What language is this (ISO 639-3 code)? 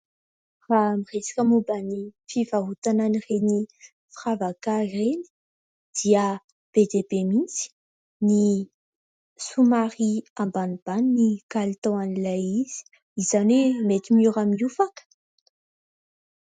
mlg